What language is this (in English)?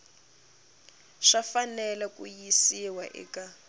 Tsonga